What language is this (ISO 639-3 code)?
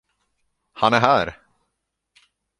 swe